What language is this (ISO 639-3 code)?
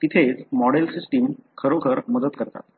mar